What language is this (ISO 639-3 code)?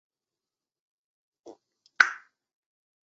zho